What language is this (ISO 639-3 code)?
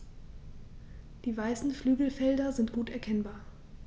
deu